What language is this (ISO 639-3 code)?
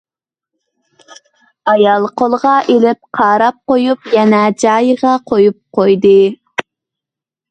uig